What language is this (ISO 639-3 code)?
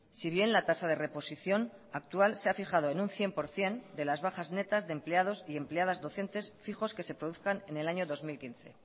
spa